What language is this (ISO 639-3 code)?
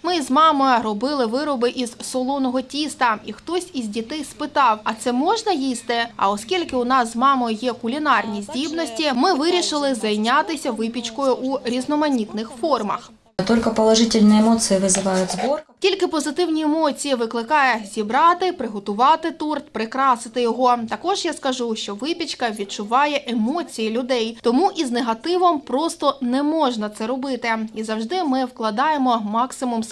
ukr